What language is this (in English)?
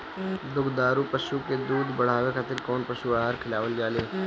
Bhojpuri